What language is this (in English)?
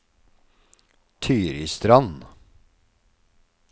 Norwegian